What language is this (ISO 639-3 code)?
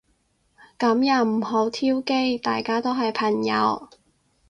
yue